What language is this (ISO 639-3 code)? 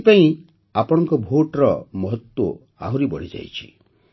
ori